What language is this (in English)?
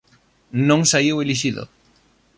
Galician